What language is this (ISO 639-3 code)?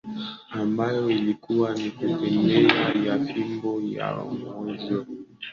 swa